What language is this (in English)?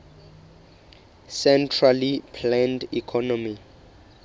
Southern Sotho